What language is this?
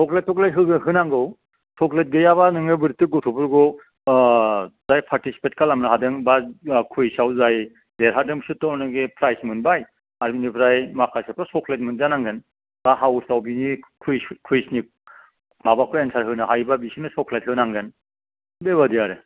Bodo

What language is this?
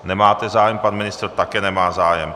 Czech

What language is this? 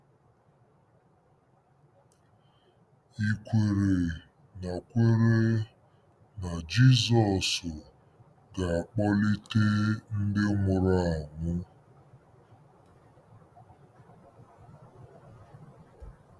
Igbo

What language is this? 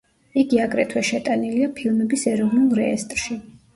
Georgian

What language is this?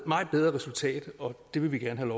Danish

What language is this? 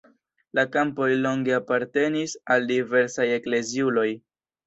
Esperanto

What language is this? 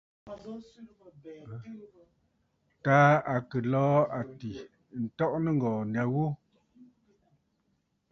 Bafut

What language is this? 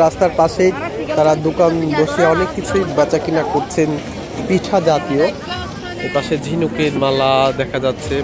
Romanian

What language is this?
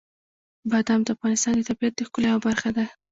Pashto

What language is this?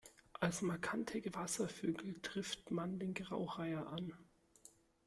German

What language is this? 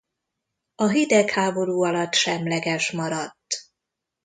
Hungarian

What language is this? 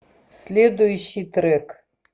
Russian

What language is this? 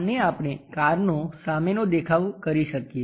Gujarati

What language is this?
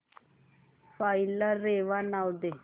Marathi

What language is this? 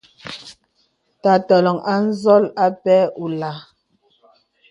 Bebele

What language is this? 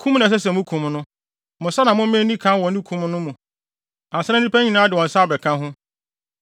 Akan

